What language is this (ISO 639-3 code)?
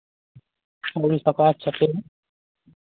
sat